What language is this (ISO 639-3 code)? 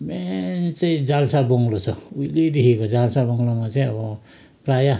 nep